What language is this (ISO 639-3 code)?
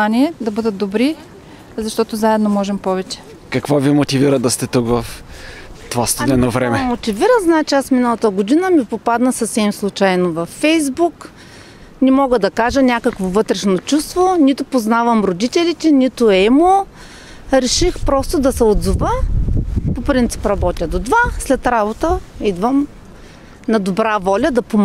bul